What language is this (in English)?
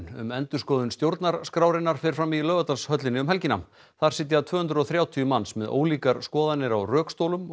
Icelandic